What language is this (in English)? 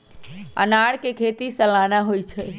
Magahi